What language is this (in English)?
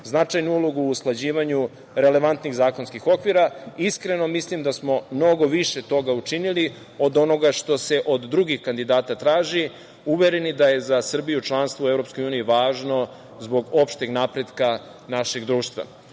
Serbian